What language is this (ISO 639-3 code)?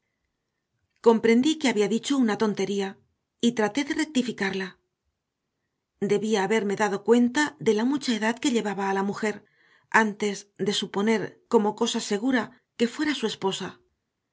spa